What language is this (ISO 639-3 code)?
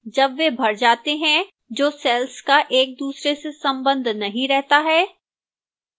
hin